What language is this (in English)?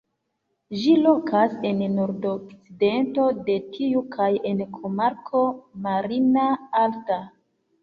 Esperanto